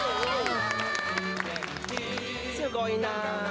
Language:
Japanese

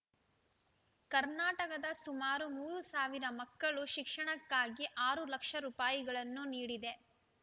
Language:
Kannada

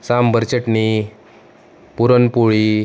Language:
Marathi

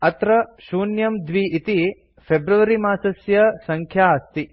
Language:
Sanskrit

